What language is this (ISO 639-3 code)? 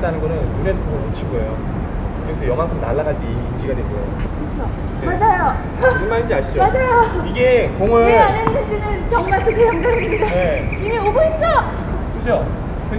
kor